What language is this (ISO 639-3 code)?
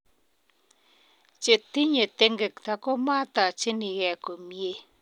kln